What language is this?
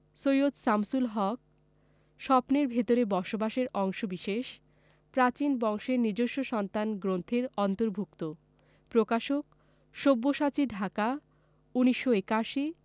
Bangla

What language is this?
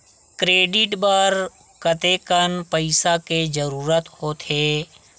Chhattisgarhi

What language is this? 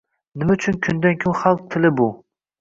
Uzbek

